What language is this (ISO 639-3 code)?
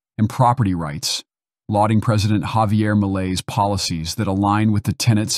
eng